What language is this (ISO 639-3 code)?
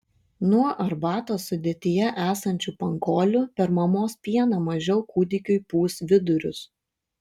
lit